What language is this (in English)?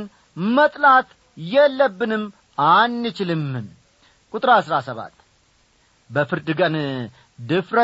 Amharic